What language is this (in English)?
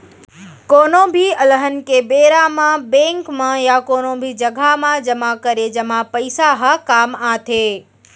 Chhattisgarhi